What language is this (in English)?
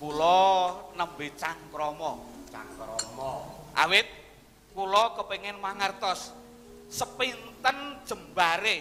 Indonesian